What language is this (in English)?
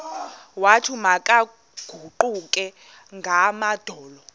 Xhosa